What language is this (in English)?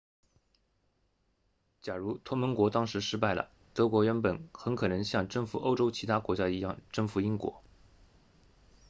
Chinese